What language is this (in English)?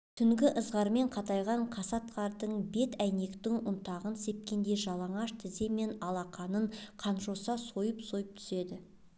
Kazakh